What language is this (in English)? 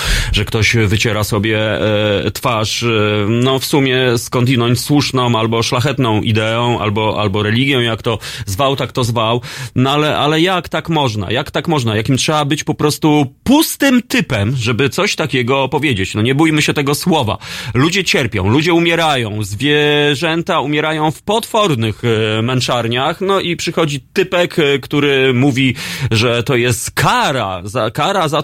Polish